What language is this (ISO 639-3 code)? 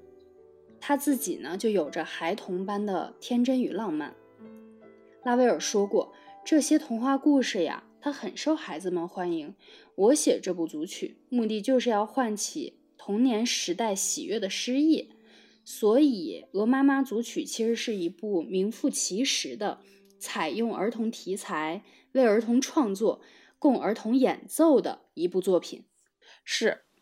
zho